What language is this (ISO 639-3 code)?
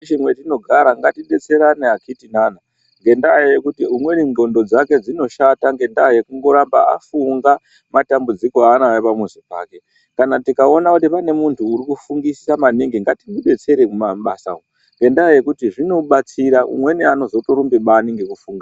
ndc